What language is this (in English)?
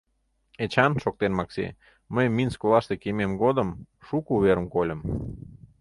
Mari